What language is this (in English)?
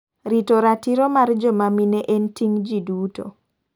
Luo (Kenya and Tanzania)